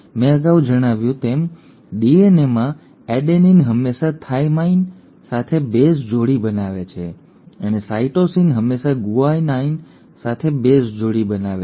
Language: Gujarati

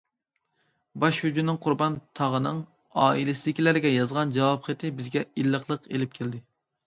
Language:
Uyghur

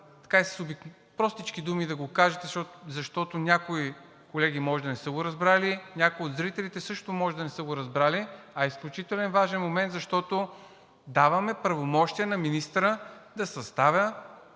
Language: Bulgarian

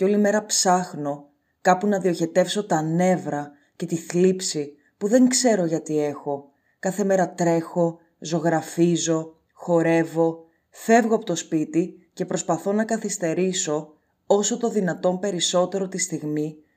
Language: Greek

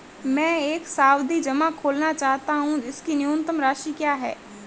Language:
Hindi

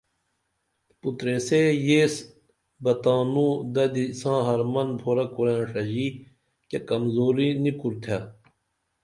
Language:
Dameli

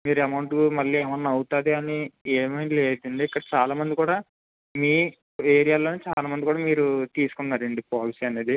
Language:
Telugu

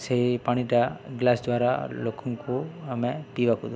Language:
Odia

